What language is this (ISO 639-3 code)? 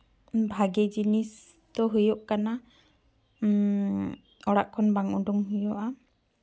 sat